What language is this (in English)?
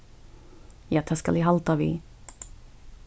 Faroese